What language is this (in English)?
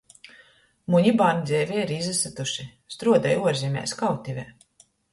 Latgalian